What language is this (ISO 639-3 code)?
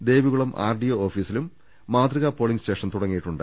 mal